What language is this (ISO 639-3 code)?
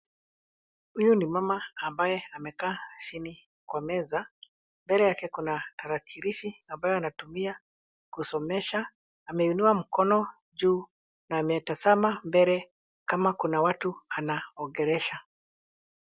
swa